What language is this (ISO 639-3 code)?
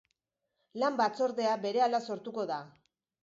eus